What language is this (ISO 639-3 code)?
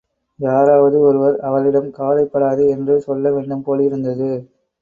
tam